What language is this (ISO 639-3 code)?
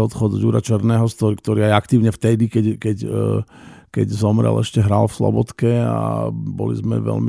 slk